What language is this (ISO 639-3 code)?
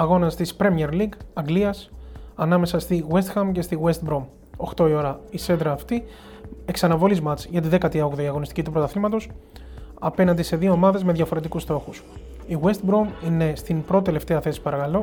ell